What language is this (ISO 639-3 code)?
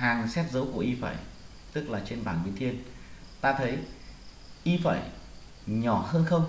vie